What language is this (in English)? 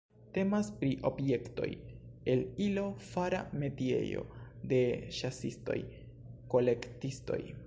Esperanto